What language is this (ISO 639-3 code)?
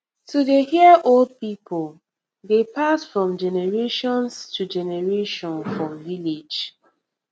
pcm